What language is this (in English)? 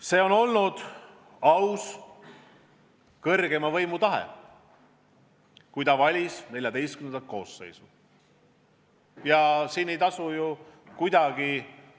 Estonian